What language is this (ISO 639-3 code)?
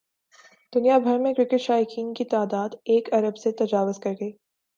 urd